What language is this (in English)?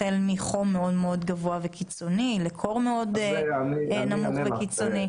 Hebrew